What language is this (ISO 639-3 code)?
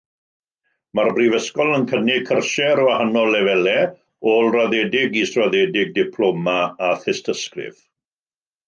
cym